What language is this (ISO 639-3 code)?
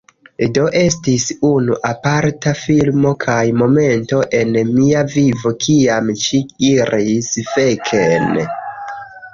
epo